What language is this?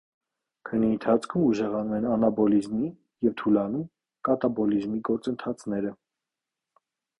Armenian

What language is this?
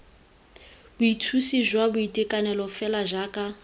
Tswana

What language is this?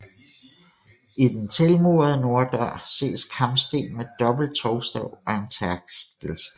Danish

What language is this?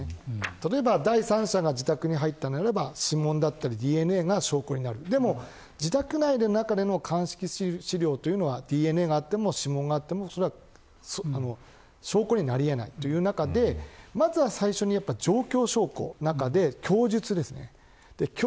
Japanese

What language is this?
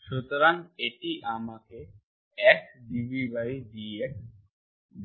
Bangla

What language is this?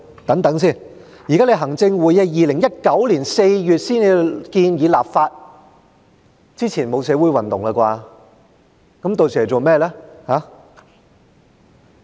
Cantonese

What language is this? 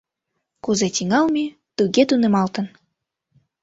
Mari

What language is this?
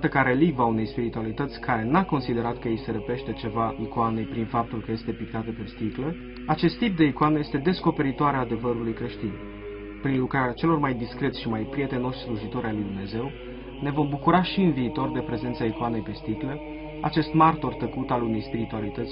Romanian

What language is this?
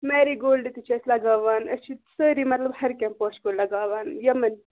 Kashmiri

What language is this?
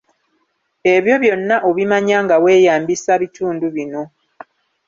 Ganda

